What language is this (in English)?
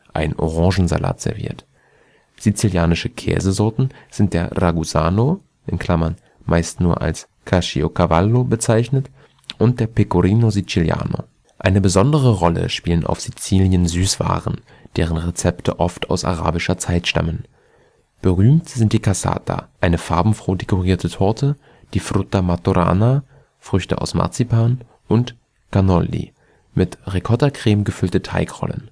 German